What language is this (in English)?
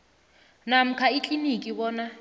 South Ndebele